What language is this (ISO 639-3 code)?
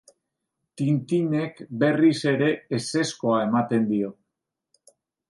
eus